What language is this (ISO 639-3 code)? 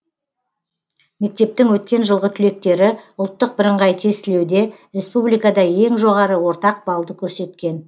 kaz